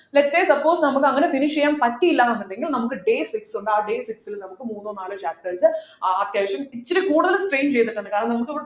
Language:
Malayalam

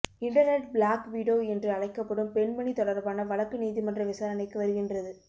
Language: Tamil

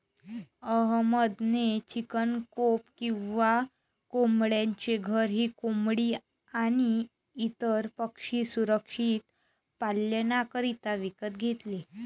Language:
Marathi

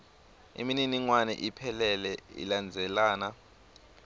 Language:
Swati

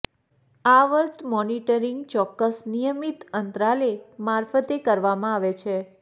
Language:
Gujarati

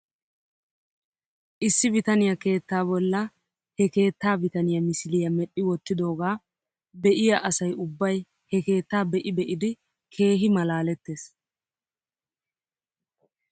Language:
Wolaytta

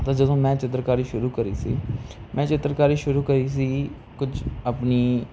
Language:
Punjabi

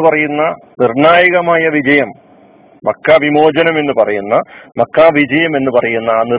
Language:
Malayalam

